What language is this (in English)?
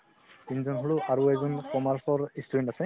Assamese